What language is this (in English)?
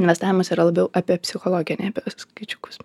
Lithuanian